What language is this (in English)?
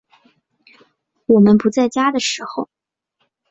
Chinese